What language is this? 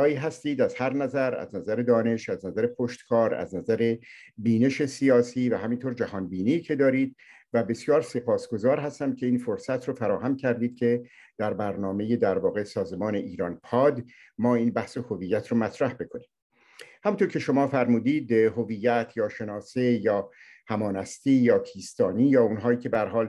Persian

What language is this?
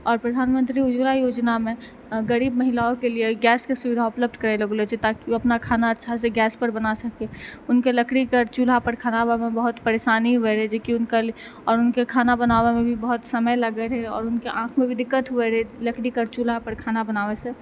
Maithili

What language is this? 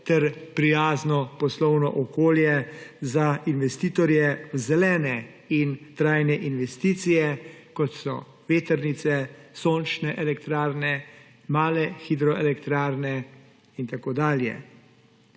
Slovenian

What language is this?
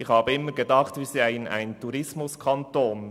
Swiss German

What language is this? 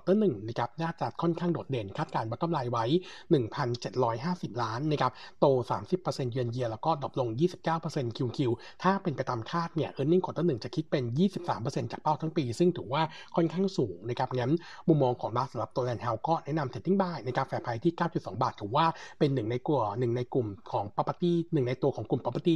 Thai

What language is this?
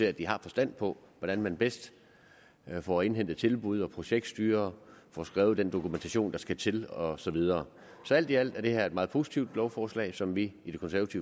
Danish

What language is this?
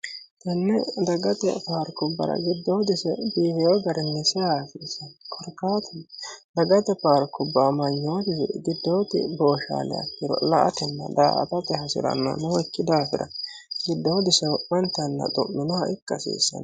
Sidamo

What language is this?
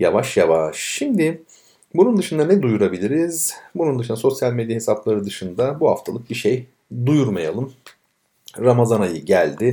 Turkish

